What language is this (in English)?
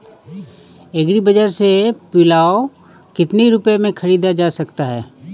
Hindi